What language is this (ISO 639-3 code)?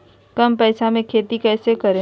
mag